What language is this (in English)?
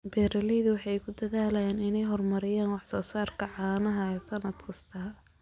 Somali